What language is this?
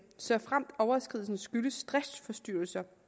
Danish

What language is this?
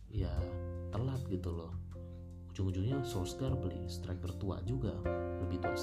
Indonesian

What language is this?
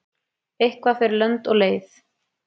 Icelandic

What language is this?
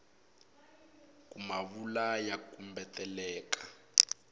Tsonga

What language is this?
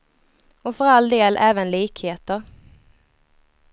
Swedish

